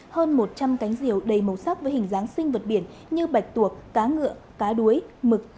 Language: Vietnamese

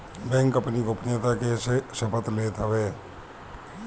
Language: Bhojpuri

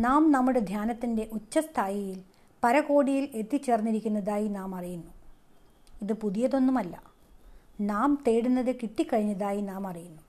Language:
Malayalam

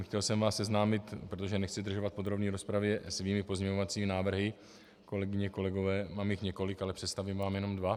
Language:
Czech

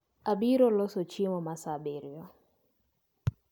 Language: Luo (Kenya and Tanzania)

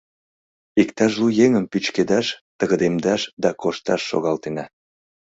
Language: Mari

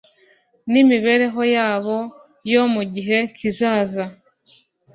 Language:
Kinyarwanda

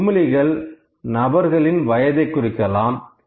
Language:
Tamil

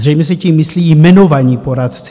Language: Czech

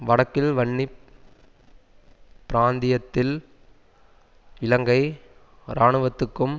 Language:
Tamil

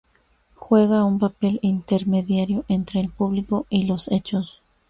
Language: Spanish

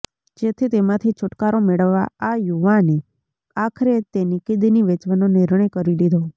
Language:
Gujarati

